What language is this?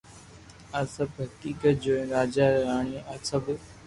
Loarki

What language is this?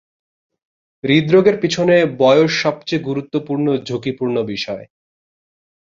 Bangla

